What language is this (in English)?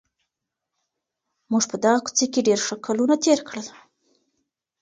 Pashto